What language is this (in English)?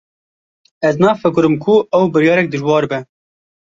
Kurdish